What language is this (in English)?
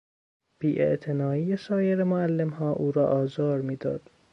Persian